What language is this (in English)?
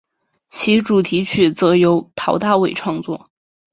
Chinese